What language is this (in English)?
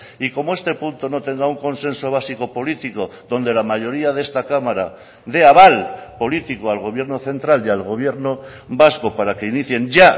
Spanish